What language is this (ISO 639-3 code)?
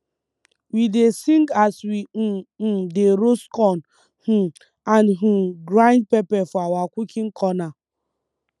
pcm